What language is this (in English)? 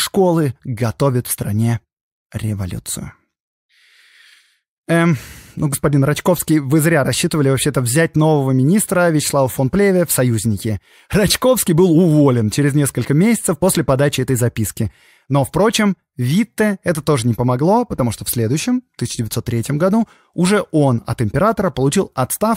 Russian